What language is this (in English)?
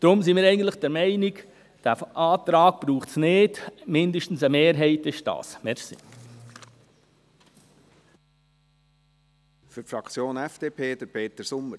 Swiss German